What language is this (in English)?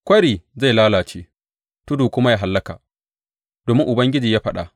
Hausa